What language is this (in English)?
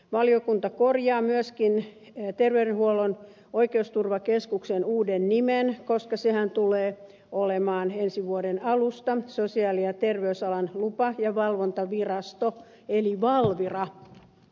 Finnish